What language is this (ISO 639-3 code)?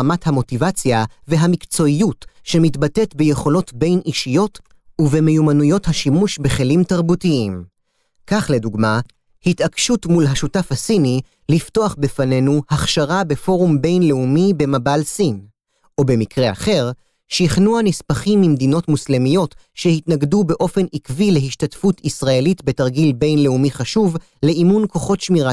heb